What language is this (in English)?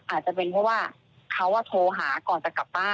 Thai